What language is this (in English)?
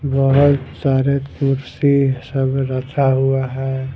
Hindi